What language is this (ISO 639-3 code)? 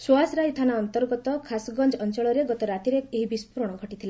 ori